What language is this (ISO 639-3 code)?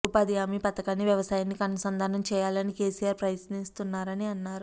tel